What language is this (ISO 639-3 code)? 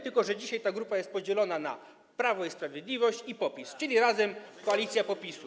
pol